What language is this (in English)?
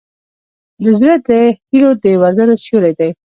Pashto